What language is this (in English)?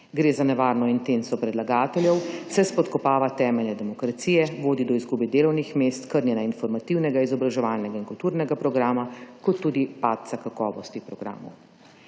Slovenian